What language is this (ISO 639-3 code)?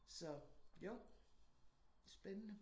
dan